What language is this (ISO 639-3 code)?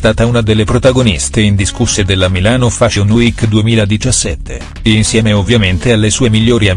ita